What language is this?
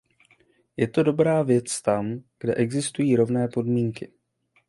Czech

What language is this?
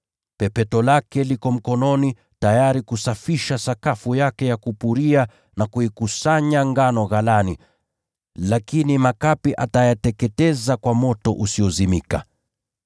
Swahili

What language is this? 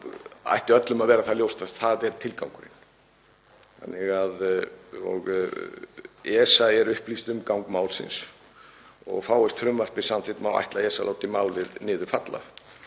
Icelandic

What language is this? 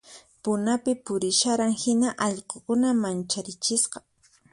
Puno Quechua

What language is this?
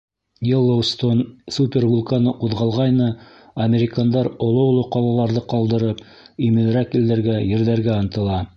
Bashkir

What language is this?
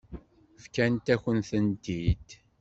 Kabyle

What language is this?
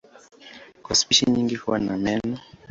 Swahili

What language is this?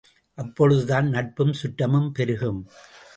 Tamil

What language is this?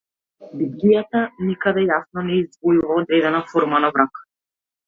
Macedonian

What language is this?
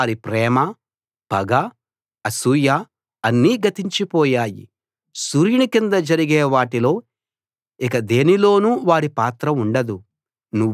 Telugu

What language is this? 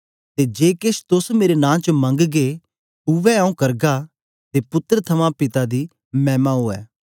Dogri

